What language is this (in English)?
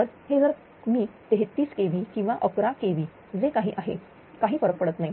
Marathi